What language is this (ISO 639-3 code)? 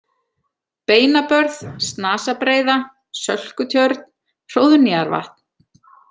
isl